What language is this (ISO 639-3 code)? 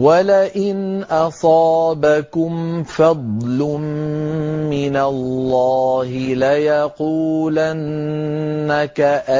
ara